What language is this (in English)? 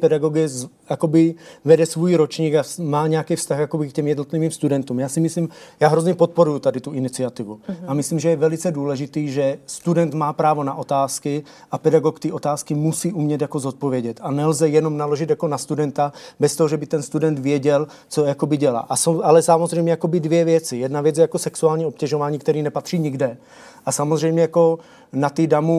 Czech